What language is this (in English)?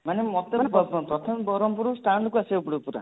Odia